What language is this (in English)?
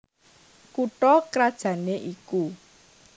Javanese